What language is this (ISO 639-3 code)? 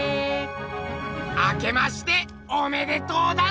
jpn